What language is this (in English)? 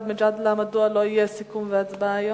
Hebrew